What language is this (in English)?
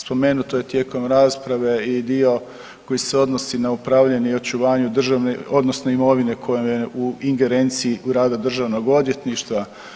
Croatian